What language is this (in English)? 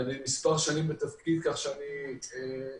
Hebrew